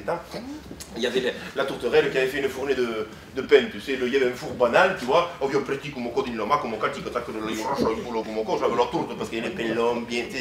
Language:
French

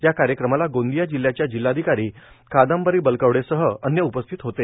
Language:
Marathi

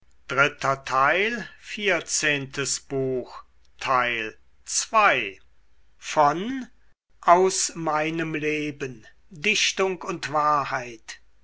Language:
German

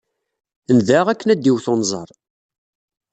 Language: Kabyle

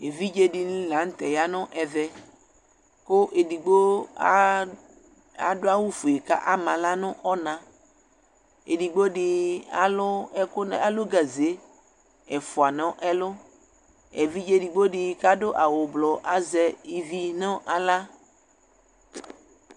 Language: Ikposo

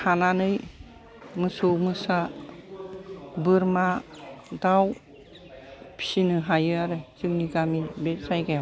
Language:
Bodo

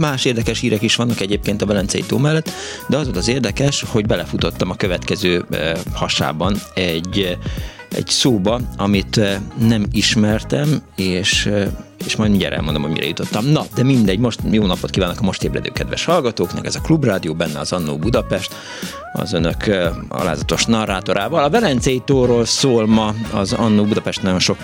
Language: Hungarian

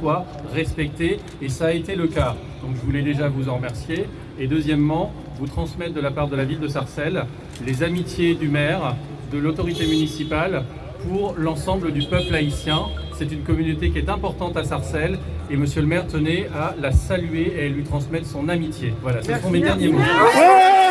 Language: French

